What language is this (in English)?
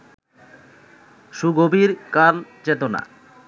Bangla